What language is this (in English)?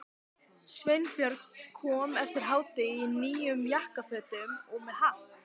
Icelandic